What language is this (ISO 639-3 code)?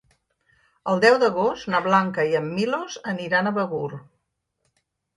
cat